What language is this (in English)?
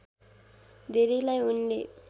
Nepali